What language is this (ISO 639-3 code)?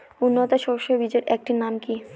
ben